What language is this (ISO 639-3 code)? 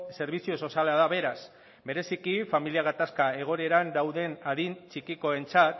eus